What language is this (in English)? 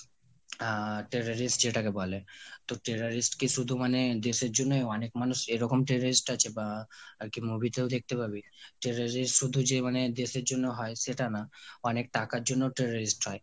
Bangla